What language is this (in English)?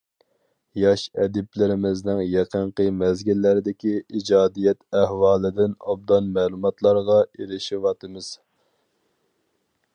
Uyghur